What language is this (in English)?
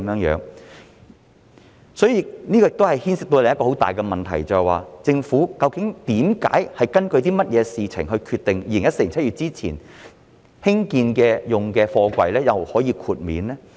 Cantonese